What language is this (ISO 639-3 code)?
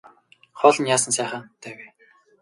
mon